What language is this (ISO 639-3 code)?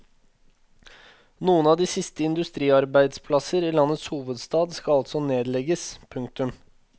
nor